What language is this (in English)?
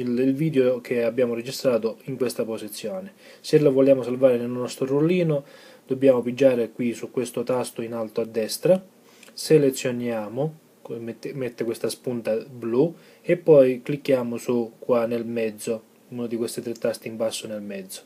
Italian